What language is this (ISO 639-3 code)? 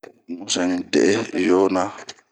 bmq